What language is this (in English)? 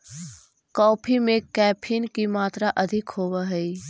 Magahi